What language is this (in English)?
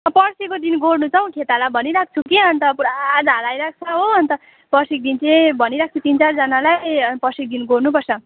Nepali